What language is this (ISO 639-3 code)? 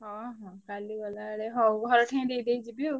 ori